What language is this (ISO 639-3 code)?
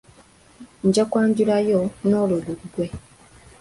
lug